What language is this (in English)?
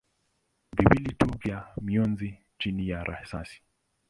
Swahili